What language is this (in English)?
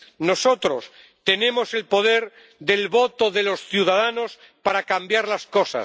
Spanish